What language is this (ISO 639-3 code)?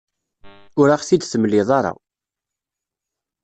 kab